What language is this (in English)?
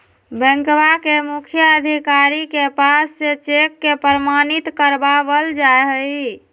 Magahi